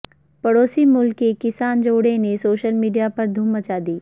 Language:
Urdu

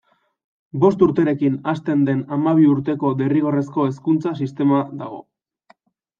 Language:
Basque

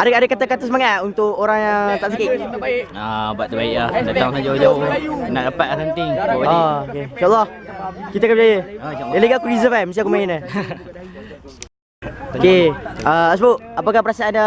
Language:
Malay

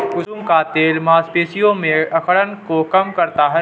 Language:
Hindi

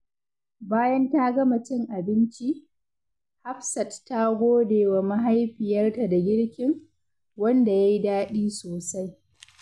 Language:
Hausa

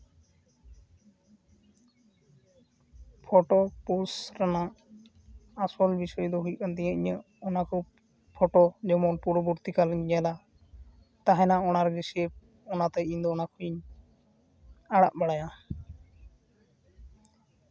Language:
Santali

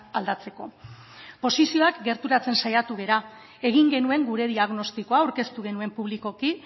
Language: Basque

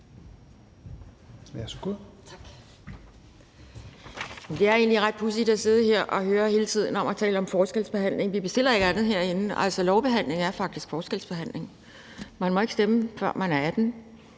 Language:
Danish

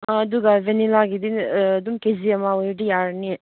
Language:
Manipuri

